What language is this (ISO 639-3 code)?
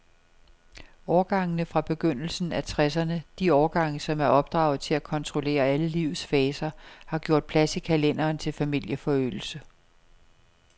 dan